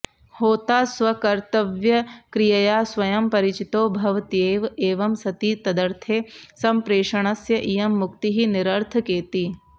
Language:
Sanskrit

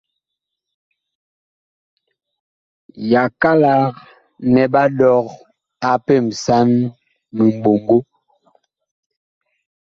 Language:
Bakoko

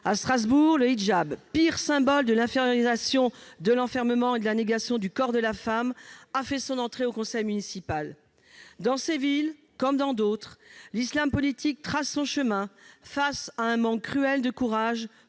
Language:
French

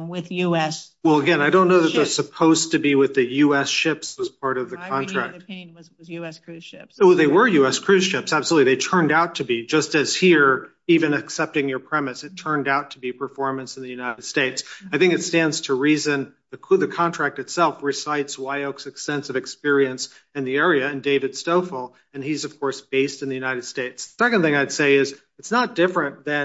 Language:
English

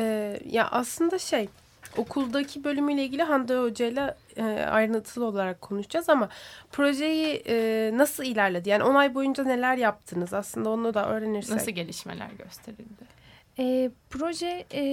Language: Turkish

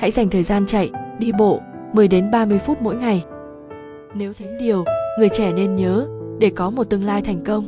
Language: Vietnamese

